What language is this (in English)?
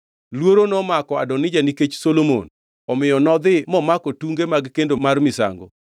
Luo (Kenya and Tanzania)